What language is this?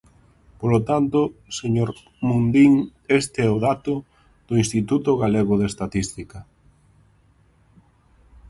Galician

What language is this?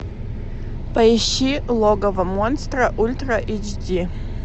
Russian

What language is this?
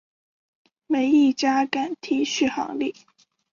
Chinese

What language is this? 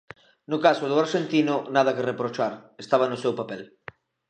Galician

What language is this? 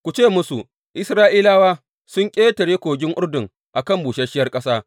Hausa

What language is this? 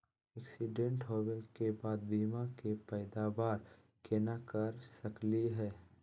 Magahi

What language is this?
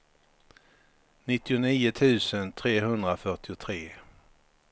Swedish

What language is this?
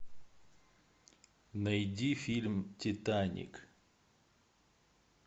Russian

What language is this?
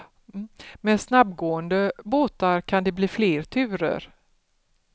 Swedish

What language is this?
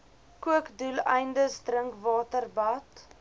Afrikaans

